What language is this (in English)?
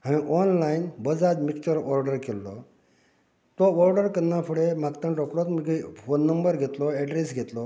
Konkani